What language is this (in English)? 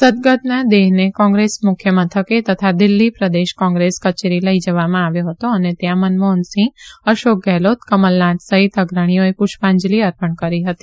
Gujarati